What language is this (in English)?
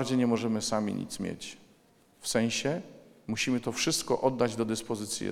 Polish